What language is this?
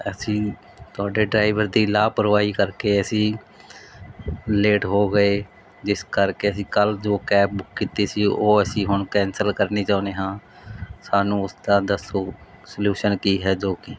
Punjabi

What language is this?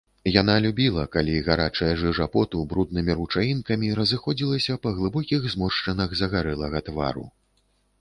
Belarusian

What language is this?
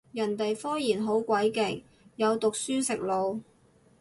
Cantonese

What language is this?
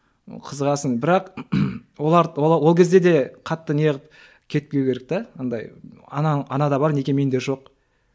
Kazakh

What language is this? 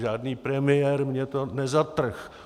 Czech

